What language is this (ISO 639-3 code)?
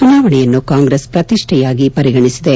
kan